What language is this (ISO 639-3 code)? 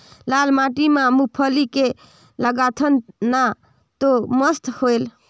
hne